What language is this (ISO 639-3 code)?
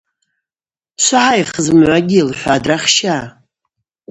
abq